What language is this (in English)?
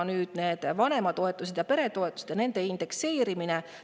Estonian